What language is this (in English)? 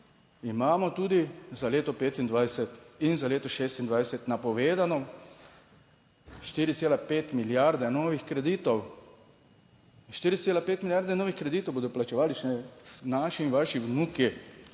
Slovenian